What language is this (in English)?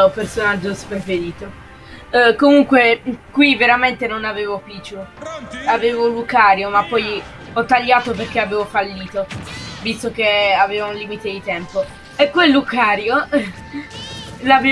Italian